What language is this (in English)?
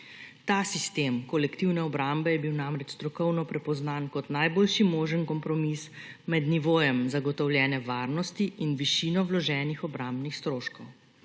Slovenian